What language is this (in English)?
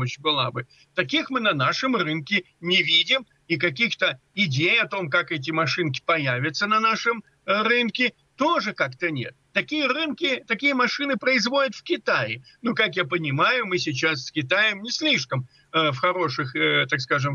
Russian